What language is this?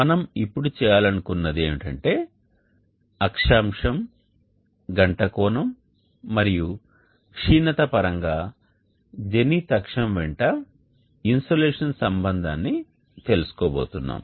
Telugu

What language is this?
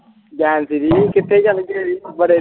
Punjabi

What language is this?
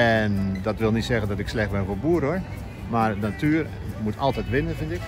Dutch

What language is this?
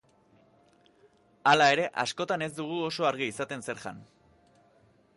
Basque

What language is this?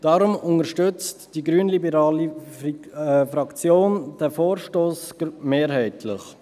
Swiss German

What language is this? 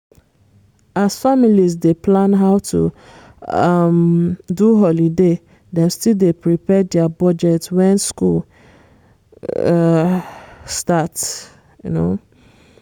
Nigerian Pidgin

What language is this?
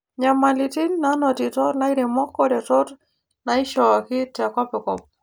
Masai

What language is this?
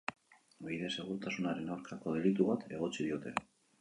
Basque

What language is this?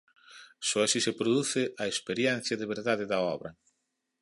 Galician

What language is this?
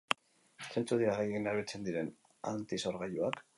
Basque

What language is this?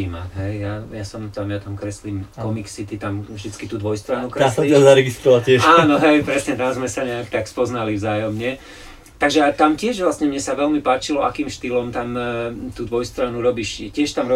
Slovak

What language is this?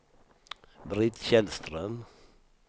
Swedish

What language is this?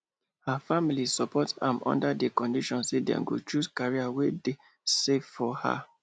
Nigerian Pidgin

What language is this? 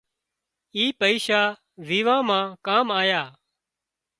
Wadiyara Koli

